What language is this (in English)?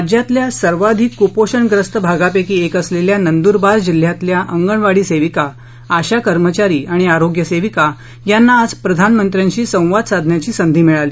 Marathi